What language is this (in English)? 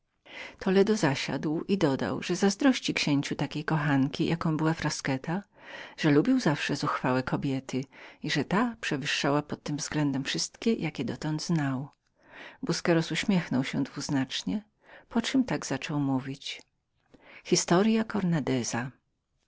Polish